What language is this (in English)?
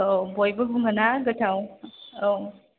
Bodo